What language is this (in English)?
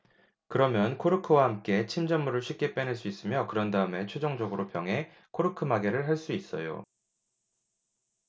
Korean